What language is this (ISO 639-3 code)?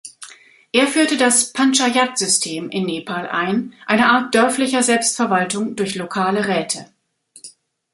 deu